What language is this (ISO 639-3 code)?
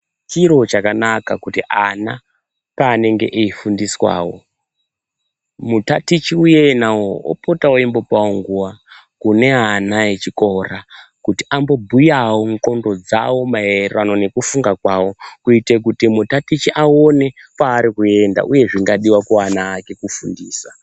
ndc